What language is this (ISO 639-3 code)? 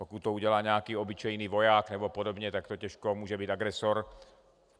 ces